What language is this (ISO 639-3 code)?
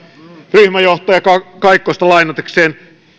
fin